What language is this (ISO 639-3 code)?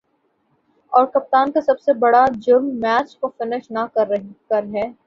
urd